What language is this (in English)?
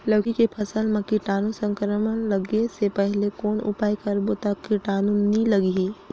Chhattisgarhi